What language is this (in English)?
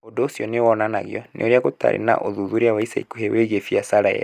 Kikuyu